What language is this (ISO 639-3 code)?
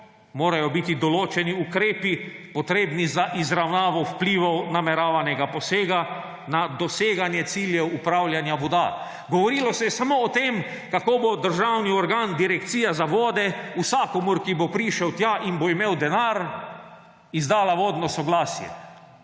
slv